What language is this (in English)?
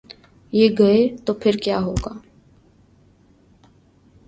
Urdu